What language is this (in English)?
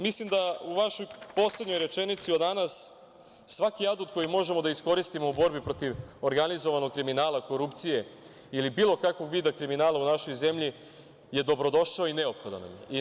Serbian